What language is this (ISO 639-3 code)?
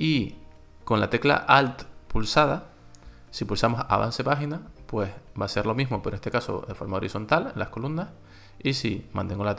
spa